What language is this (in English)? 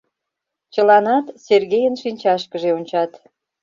Mari